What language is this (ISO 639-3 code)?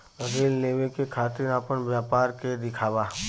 bho